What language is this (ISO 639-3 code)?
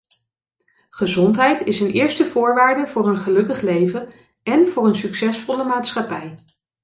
nld